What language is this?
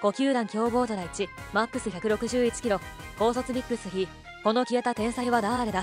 Japanese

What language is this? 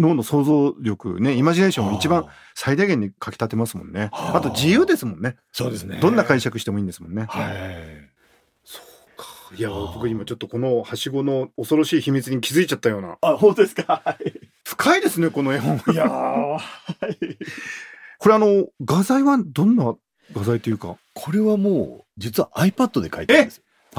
Japanese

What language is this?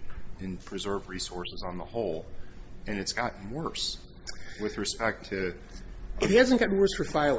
English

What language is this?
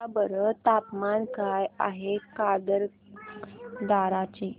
Marathi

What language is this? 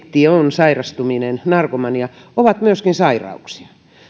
Finnish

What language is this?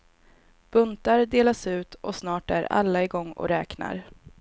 Swedish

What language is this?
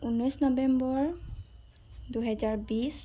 Assamese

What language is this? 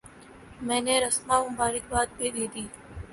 Urdu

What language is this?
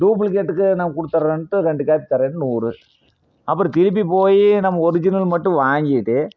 Tamil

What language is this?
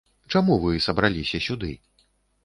Belarusian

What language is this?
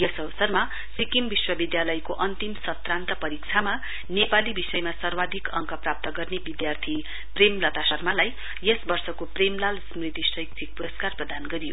Nepali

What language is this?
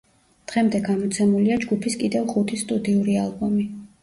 Georgian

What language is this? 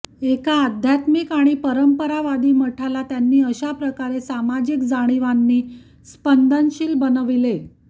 Marathi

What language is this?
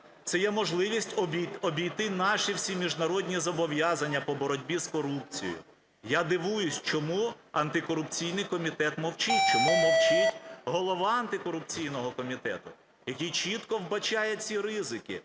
Ukrainian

